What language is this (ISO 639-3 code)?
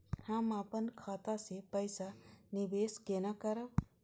mai